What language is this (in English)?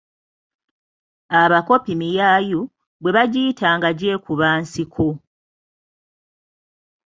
Ganda